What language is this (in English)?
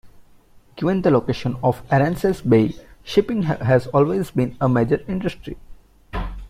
English